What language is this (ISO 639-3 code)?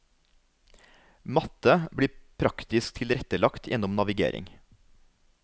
nor